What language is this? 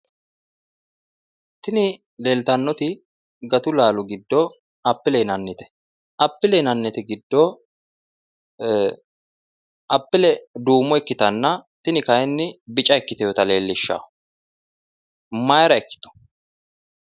Sidamo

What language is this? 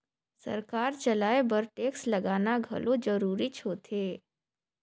Chhattisgarhi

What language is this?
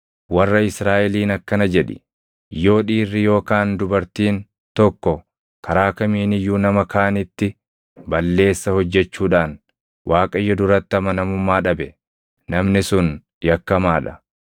Oromo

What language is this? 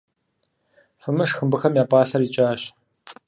Kabardian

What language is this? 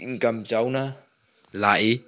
Manipuri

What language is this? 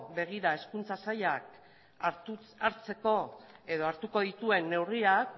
Basque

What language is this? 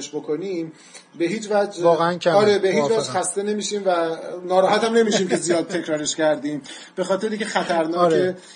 Persian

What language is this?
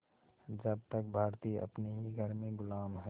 Hindi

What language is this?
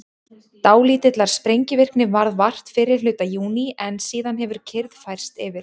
Icelandic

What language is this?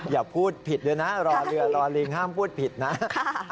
Thai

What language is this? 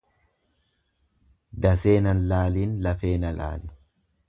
Oromo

